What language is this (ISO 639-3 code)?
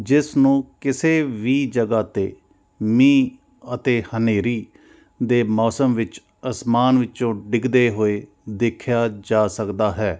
pan